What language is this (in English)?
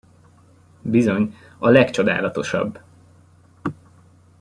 Hungarian